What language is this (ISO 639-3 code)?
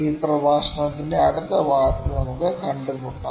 mal